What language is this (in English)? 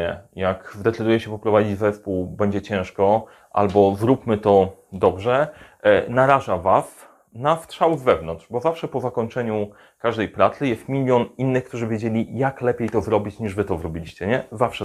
Polish